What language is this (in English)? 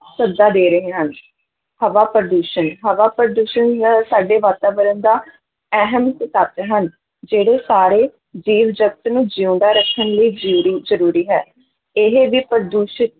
Punjabi